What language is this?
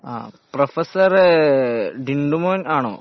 Malayalam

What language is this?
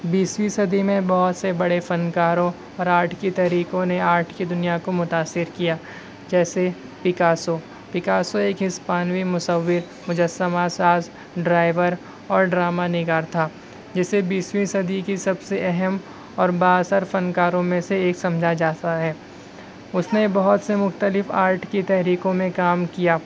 Urdu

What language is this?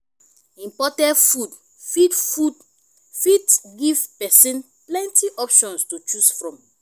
Nigerian Pidgin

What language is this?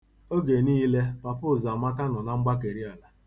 Igbo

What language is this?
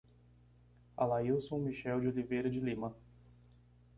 Portuguese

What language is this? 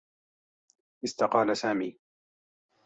Arabic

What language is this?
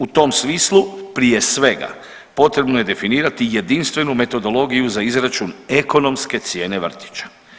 Croatian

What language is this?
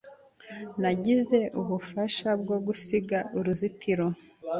Kinyarwanda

